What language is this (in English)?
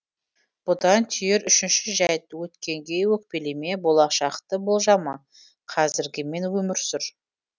Kazakh